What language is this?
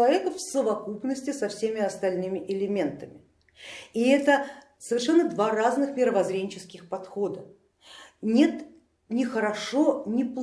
Russian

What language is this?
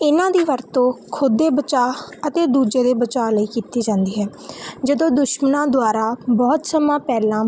Punjabi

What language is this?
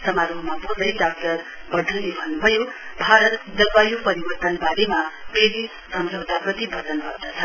Nepali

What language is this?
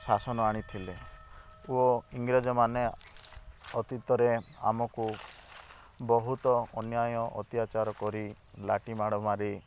Odia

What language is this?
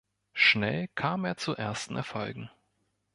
German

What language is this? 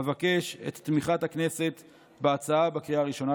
Hebrew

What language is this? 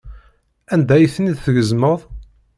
Kabyle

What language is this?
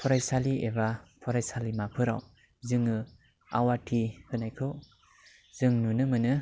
Bodo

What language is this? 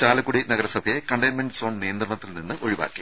Malayalam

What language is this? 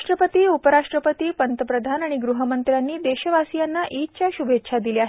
Marathi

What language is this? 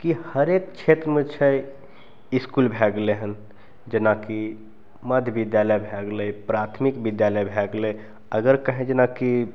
Maithili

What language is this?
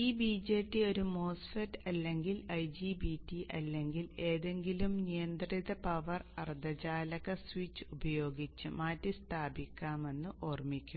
Malayalam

